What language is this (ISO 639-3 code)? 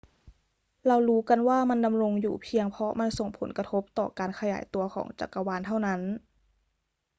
tha